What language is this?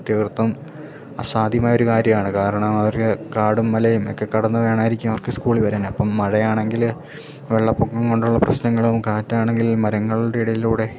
Malayalam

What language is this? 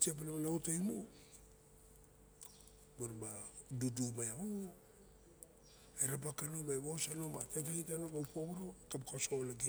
Barok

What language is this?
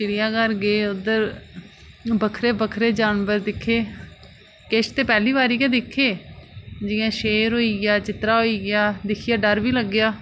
Dogri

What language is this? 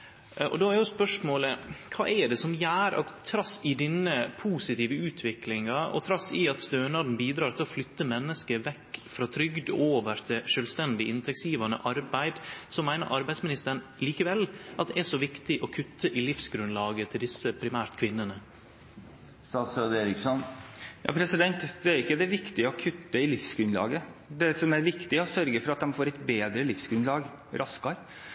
Norwegian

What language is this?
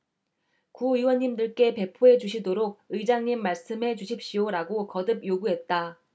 Korean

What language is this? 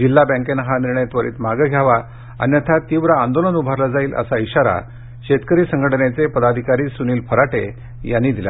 Marathi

